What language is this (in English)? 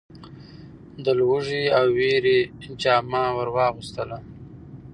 Pashto